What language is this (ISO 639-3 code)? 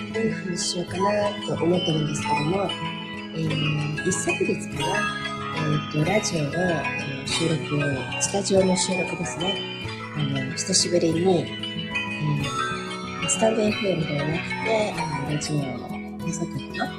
jpn